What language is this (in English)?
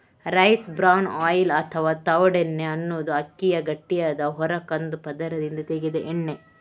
Kannada